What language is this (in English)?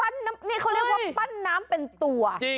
Thai